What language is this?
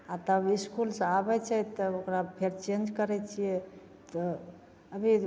Maithili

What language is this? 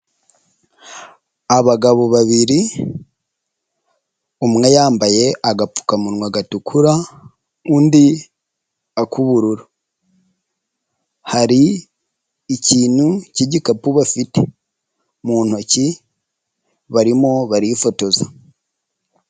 Kinyarwanda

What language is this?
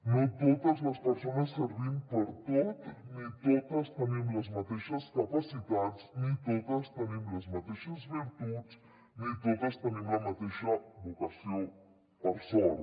Catalan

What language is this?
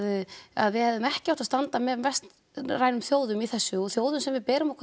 Icelandic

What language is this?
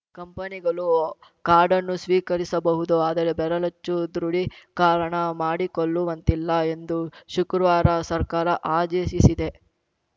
Kannada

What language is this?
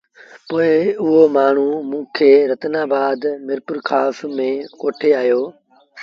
Sindhi Bhil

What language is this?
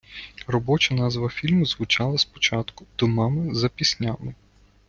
Ukrainian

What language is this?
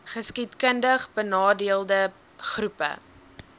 Afrikaans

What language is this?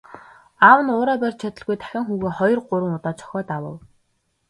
Mongolian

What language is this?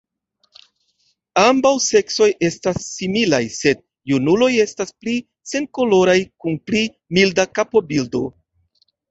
Esperanto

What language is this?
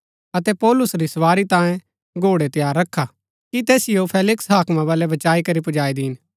Gaddi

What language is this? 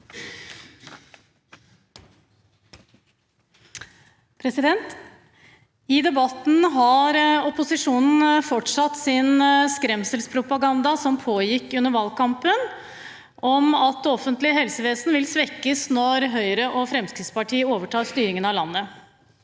Norwegian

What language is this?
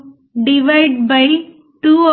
Telugu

